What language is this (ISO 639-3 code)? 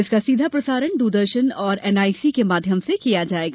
hin